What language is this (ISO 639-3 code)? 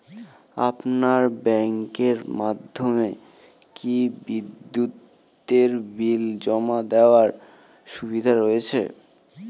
ben